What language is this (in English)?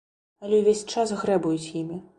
Belarusian